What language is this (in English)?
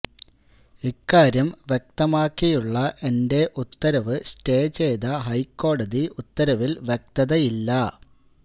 Malayalam